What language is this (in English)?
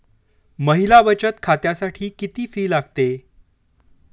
Marathi